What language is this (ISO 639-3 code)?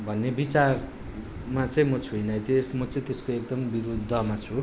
nep